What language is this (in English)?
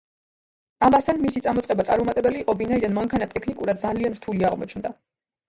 Georgian